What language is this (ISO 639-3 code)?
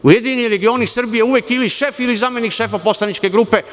srp